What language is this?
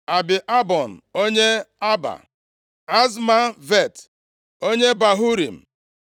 Igbo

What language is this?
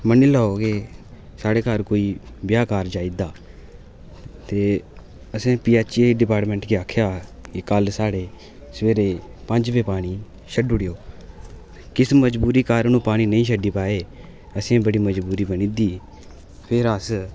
Dogri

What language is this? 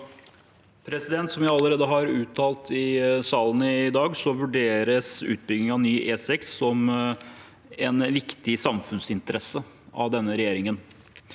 Norwegian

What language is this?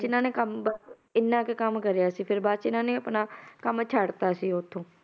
Punjabi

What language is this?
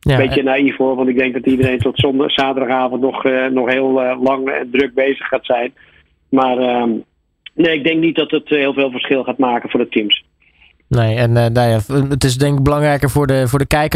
Dutch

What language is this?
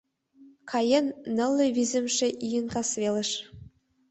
Mari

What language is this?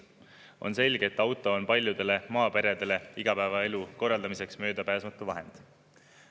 Estonian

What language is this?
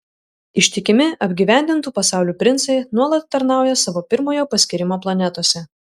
Lithuanian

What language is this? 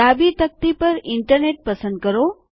Gujarati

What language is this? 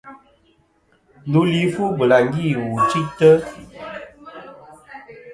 Kom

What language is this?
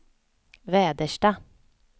Swedish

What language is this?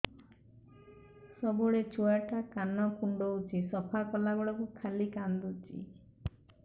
Odia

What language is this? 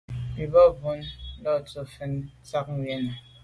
Medumba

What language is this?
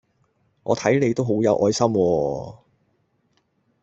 Cantonese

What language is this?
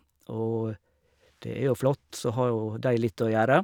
Norwegian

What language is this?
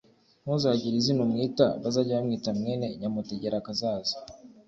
Kinyarwanda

